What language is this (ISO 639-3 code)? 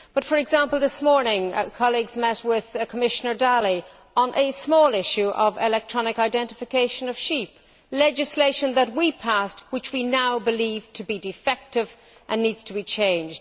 eng